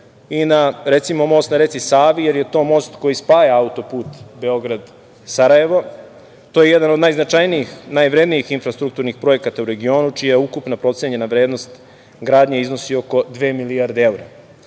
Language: Serbian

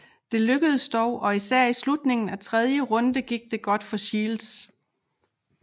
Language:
Danish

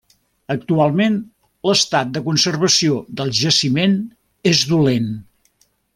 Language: Catalan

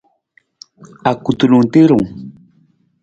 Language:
Nawdm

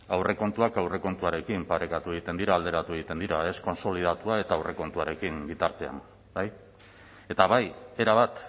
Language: Basque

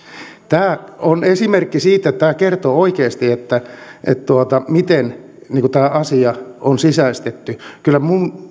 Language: Finnish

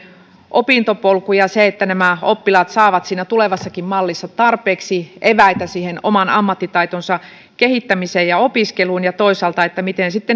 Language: Finnish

